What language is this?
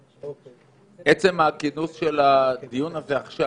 Hebrew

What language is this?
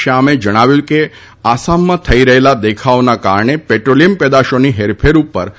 Gujarati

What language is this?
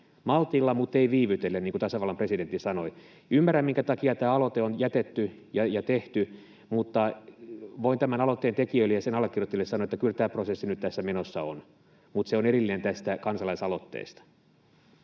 Finnish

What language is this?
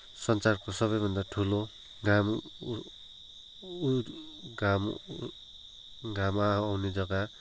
Nepali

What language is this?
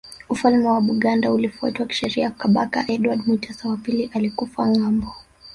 Swahili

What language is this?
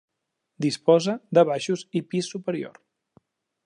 Catalan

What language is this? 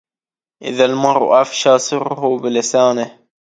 Arabic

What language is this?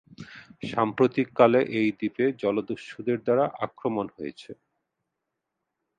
Bangla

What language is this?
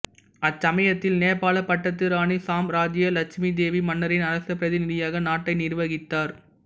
Tamil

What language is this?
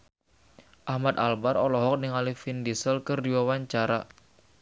Sundanese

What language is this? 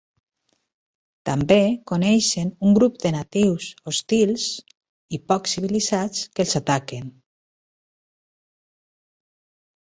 Catalan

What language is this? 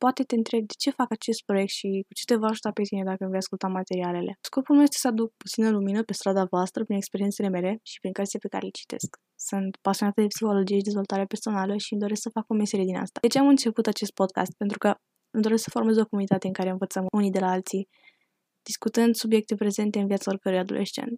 Romanian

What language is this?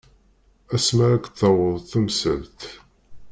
Kabyle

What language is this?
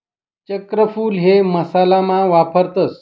Marathi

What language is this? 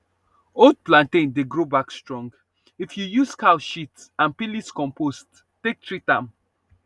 Nigerian Pidgin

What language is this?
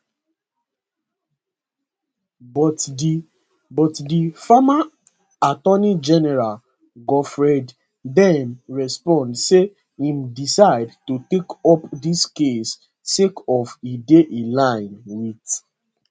Nigerian Pidgin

